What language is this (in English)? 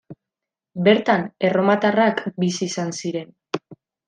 Basque